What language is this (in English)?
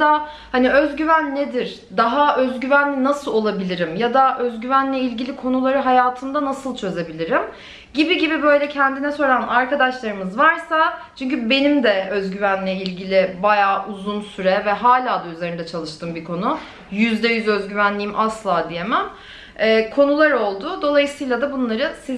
Turkish